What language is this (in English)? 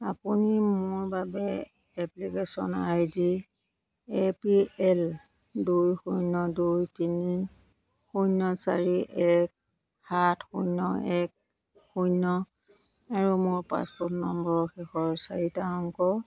Assamese